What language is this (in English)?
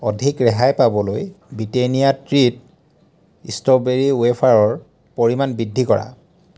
Assamese